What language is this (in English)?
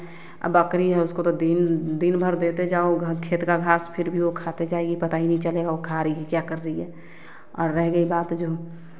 Hindi